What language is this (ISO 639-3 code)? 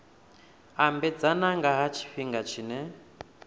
ven